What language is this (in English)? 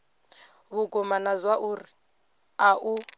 Venda